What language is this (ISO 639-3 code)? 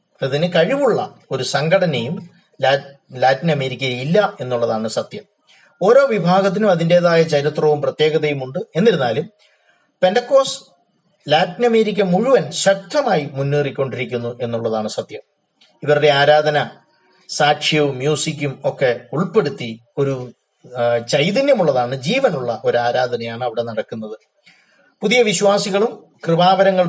mal